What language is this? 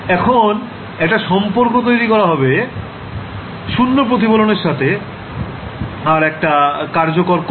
Bangla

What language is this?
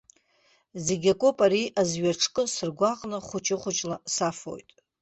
Abkhazian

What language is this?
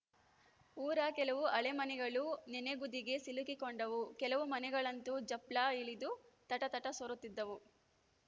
Kannada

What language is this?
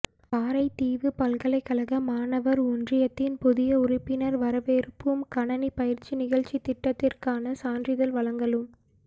Tamil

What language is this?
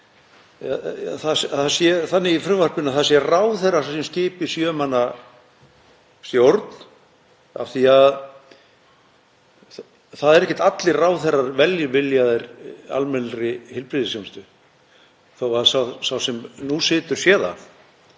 Icelandic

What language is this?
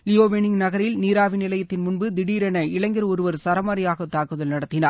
Tamil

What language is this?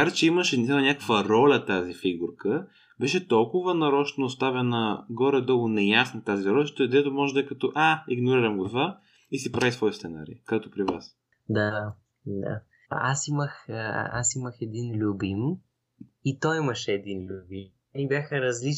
Bulgarian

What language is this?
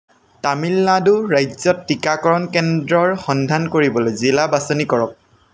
Assamese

